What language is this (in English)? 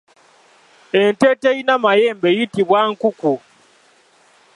Ganda